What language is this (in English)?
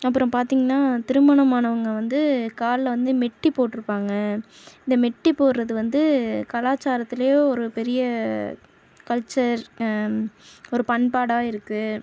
Tamil